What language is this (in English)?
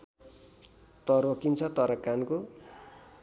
Nepali